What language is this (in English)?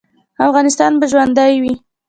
Pashto